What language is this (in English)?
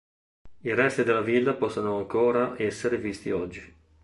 Italian